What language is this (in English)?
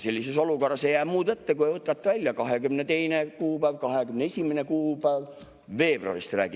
Estonian